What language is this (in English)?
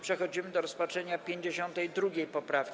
Polish